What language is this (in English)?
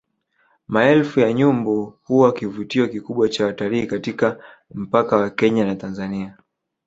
Swahili